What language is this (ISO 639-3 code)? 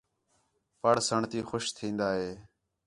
xhe